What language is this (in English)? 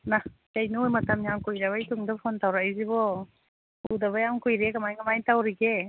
Manipuri